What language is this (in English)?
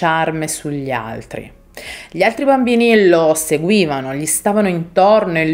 Italian